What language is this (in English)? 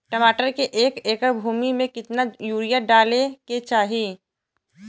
Bhojpuri